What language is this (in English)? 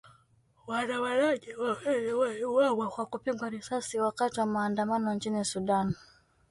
Swahili